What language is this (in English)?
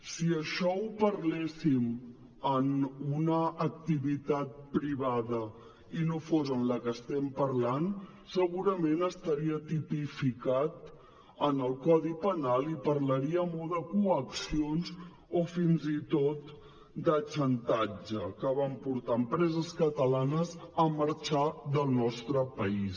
Catalan